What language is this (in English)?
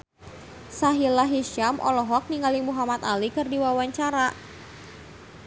Sundanese